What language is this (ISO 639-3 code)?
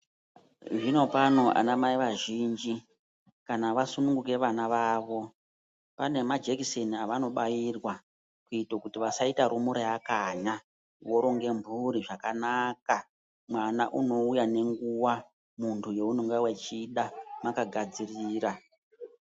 ndc